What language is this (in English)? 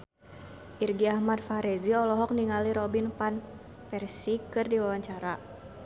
Sundanese